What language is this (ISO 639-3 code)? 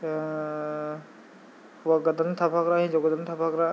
brx